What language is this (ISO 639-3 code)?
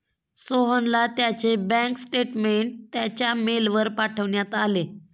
mar